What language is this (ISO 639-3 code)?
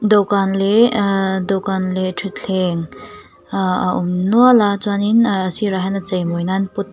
lus